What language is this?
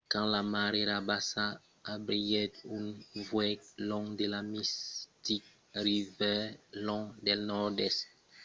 Occitan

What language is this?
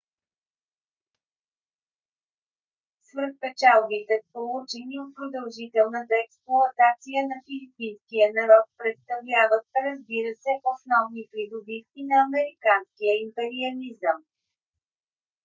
Bulgarian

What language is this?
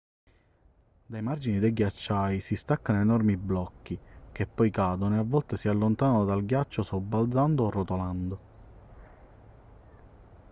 Italian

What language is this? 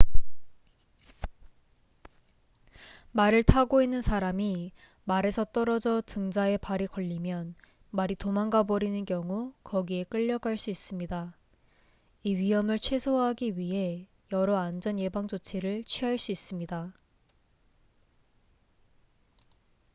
Korean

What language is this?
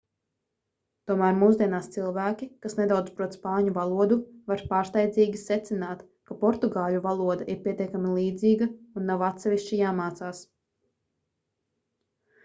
Latvian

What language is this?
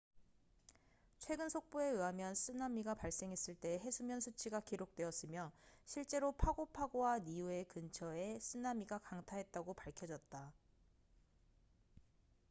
Korean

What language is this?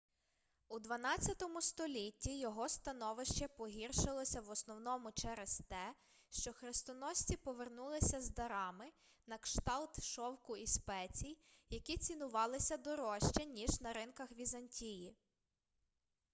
Ukrainian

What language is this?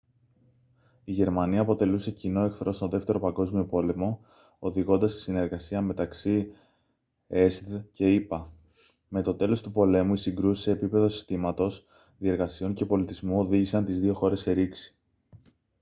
Greek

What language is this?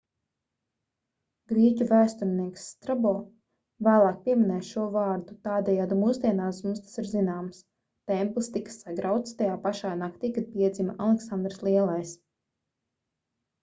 Latvian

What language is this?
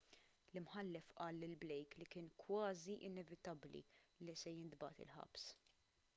Maltese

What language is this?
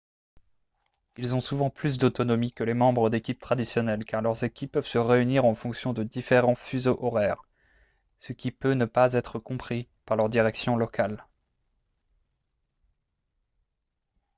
French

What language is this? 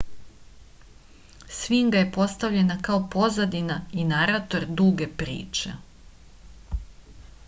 Serbian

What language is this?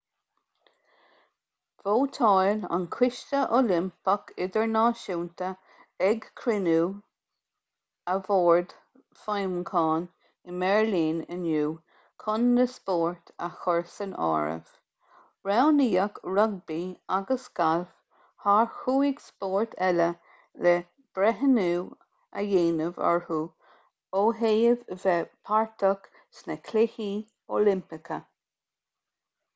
Irish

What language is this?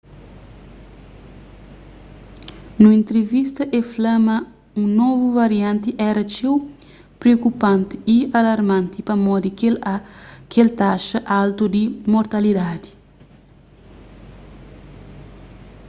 Kabuverdianu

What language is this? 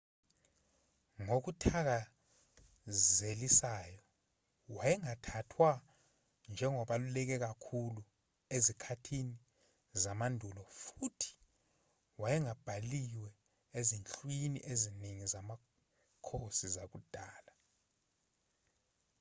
Zulu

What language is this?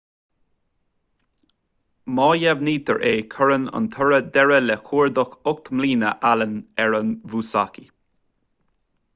Irish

